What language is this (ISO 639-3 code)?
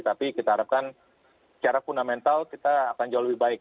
ind